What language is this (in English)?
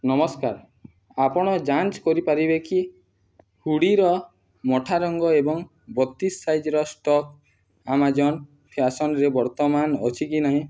Odia